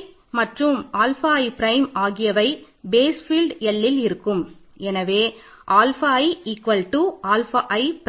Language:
Tamil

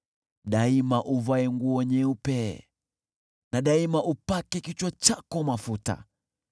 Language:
Swahili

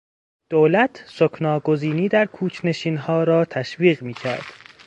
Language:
Persian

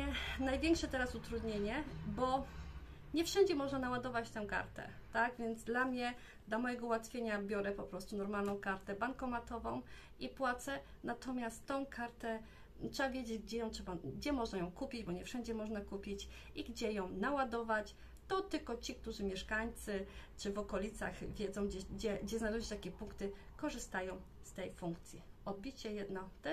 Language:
Polish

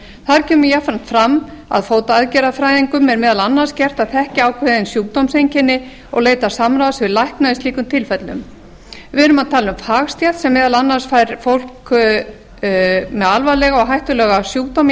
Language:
Icelandic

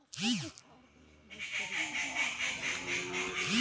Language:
Magahi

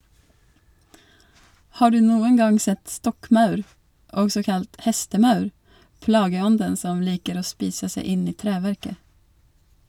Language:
Norwegian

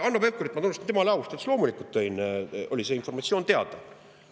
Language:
Estonian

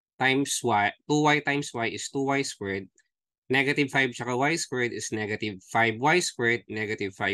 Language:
Filipino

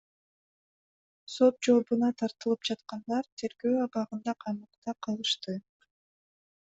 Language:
Kyrgyz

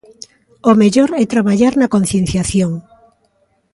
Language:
Galician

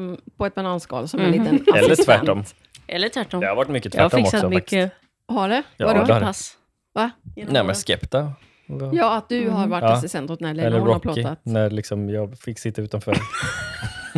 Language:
Swedish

